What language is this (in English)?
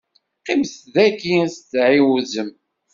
Kabyle